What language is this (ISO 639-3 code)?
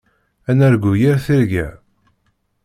kab